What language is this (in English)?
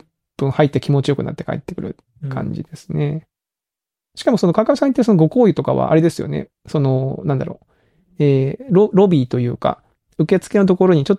Japanese